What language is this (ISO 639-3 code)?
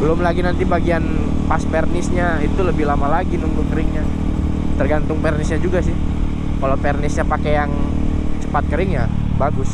ind